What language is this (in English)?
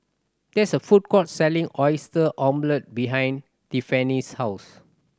English